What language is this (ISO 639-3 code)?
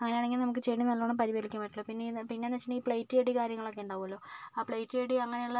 mal